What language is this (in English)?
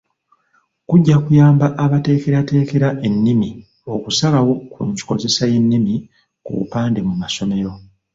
Ganda